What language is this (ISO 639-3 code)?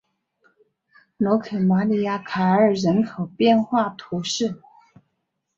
zho